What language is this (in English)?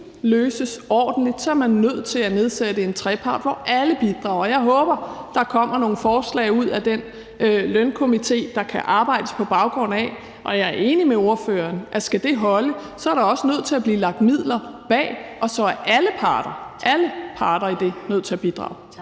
Danish